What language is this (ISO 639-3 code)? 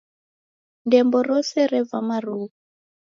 dav